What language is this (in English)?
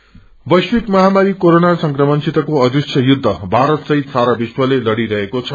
Nepali